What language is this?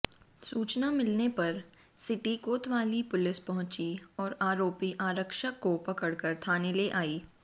Hindi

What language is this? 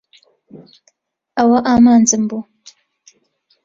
Central Kurdish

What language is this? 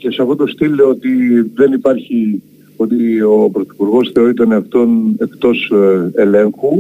Greek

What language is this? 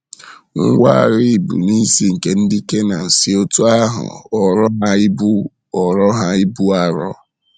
Igbo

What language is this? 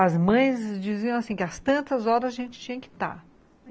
Portuguese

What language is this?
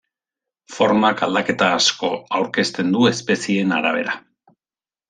Basque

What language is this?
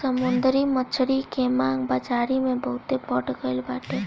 Bhojpuri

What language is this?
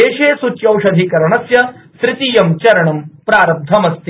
Sanskrit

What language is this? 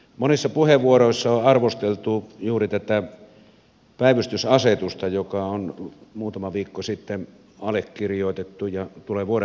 Finnish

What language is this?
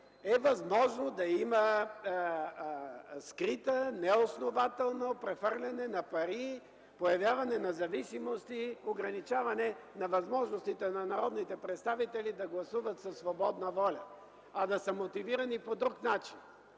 Bulgarian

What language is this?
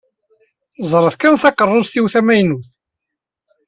Kabyle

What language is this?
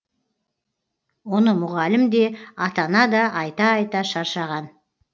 Kazakh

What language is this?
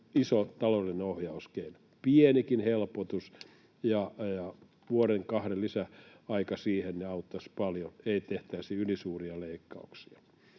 Finnish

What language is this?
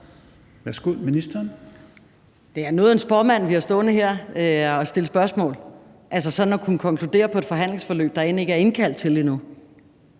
Danish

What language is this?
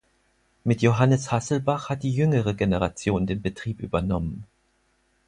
German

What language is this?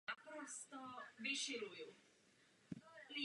Czech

